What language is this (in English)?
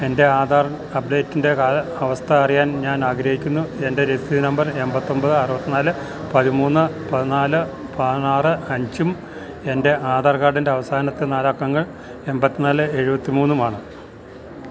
Malayalam